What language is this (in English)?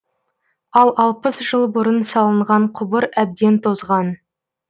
Kazakh